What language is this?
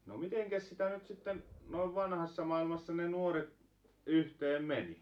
Finnish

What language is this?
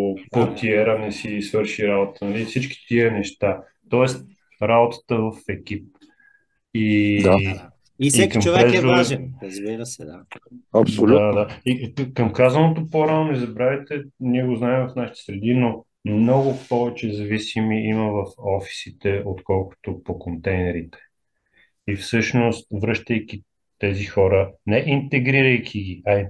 Bulgarian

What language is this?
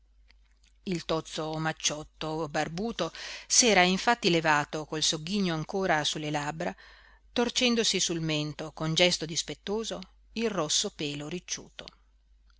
Italian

